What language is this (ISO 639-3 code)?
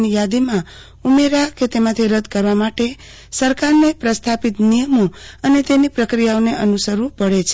guj